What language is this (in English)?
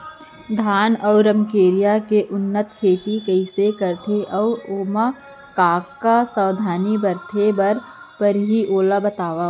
Chhattisgarhi